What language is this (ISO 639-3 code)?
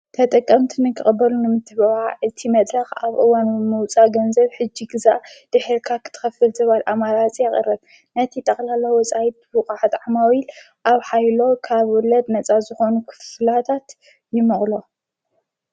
tir